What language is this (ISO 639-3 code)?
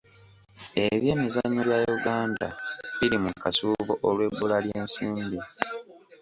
lug